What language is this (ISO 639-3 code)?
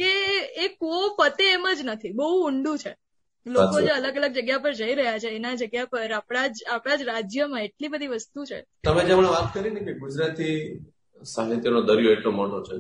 guj